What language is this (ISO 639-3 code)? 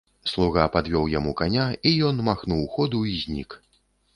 bel